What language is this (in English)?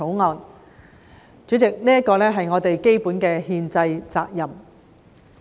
Cantonese